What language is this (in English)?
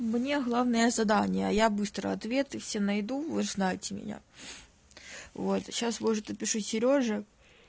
Russian